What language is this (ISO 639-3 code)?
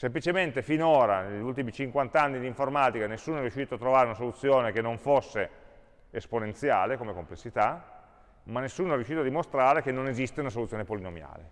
ita